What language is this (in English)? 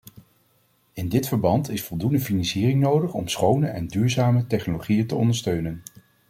Dutch